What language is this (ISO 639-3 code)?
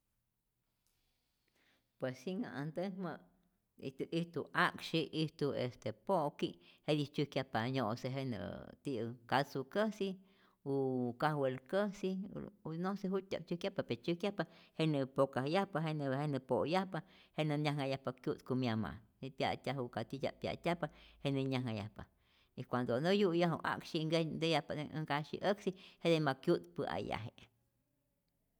zor